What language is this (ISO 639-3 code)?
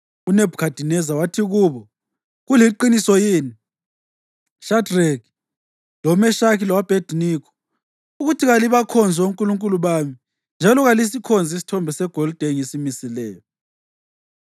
nde